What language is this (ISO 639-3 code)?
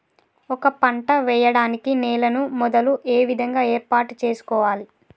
tel